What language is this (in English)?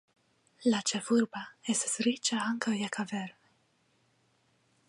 Esperanto